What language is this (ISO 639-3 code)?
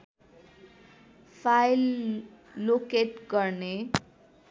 nep